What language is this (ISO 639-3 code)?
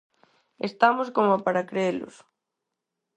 glg